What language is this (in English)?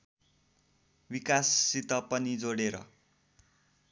Nepali